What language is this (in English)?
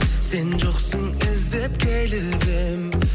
Kazakh